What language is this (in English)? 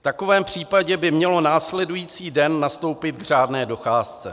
Czech